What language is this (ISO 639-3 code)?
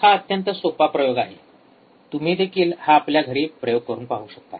mar